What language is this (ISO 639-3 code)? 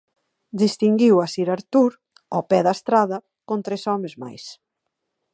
glg